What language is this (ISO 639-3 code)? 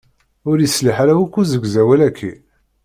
kab